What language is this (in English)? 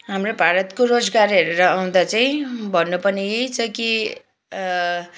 Nepali